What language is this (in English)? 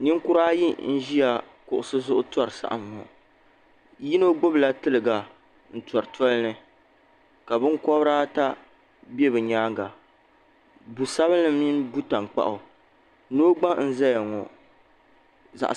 Dagbani